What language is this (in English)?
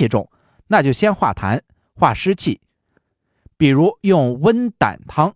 Chinese